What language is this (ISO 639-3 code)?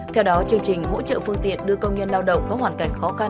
vie